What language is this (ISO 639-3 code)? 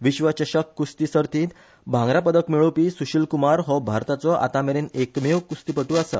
kok